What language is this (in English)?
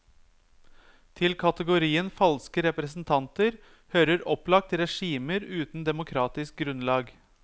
Norwegian